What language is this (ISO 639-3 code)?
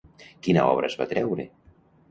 cat